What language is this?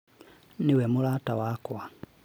Kikuyu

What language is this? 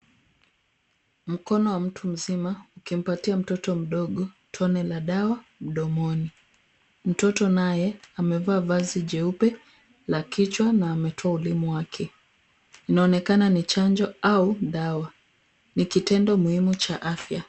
Swahili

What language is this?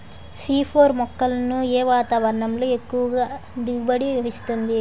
Telugu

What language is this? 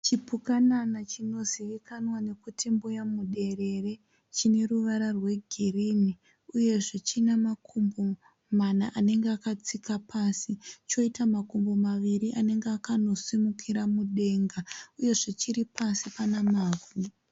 Shona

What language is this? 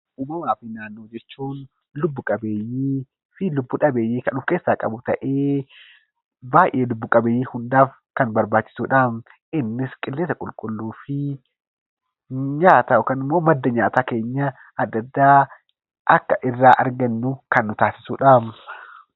Oromo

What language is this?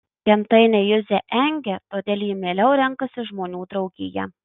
Lithuanian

